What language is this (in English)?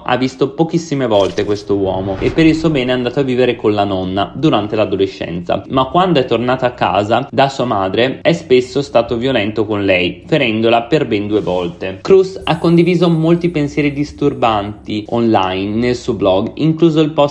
Italian